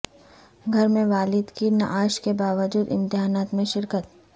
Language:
Urdu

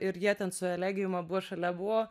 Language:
Lithuanian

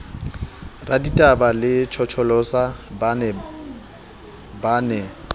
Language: Southern Sotho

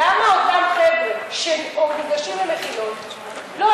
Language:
Hebrew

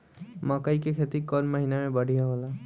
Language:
Bhojpuri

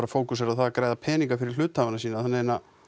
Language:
Icelandic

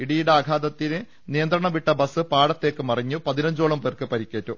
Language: Malayalam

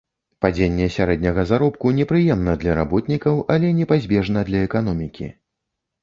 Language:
Belarusian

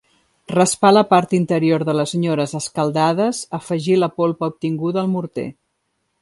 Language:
Catalan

